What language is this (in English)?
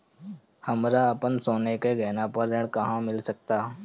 Bhojpuri